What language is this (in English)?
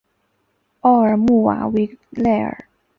Chinese